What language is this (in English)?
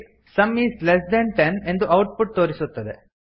Kannada